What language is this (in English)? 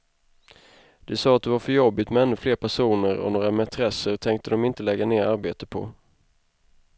Swedish